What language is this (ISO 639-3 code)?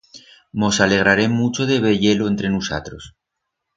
arg